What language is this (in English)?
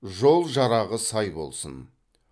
Kazakh